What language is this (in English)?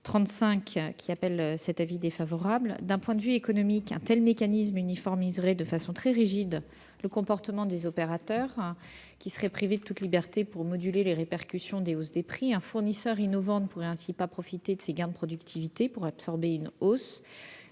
French